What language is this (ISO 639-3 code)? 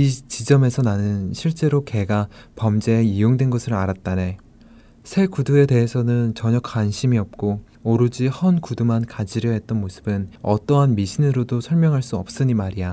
kor